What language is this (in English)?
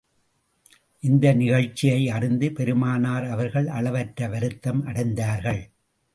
Tamil